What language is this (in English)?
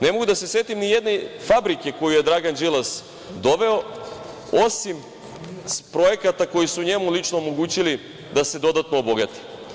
Serbian